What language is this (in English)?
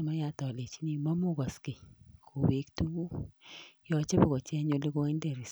Kalenjin